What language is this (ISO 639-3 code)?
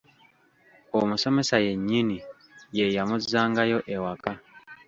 lug